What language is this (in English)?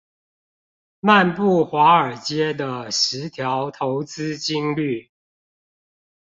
Chinese